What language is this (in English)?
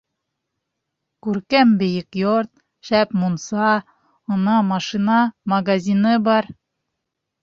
Bashkir